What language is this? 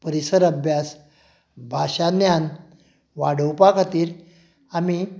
Konkani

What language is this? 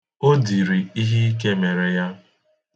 Igbo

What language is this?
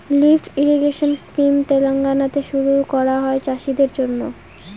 Bangla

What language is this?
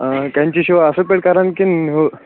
Kashmiri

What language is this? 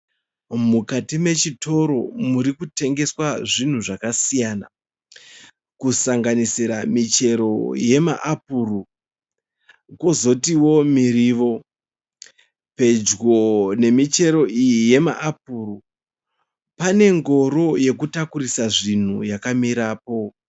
Shona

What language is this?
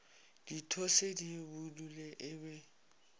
Northern Sotho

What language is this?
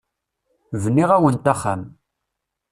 Kabyle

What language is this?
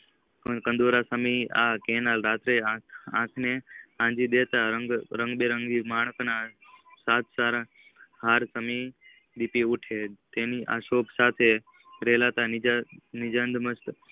Gujarati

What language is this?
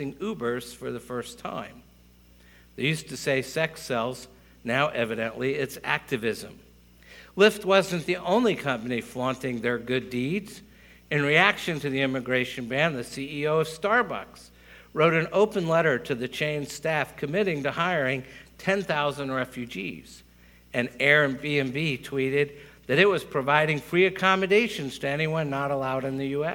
English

